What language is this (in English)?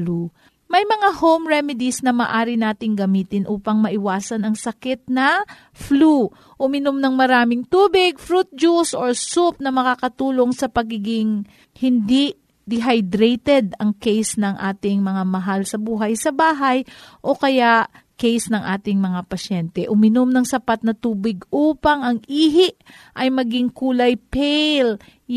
Filipino